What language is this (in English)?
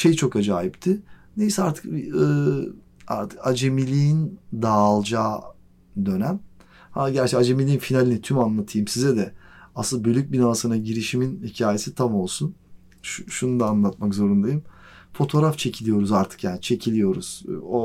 Turkish